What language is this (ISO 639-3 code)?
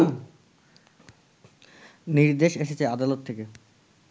ben